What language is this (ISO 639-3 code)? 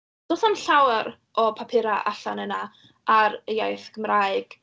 cym